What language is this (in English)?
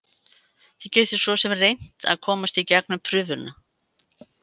Icelandic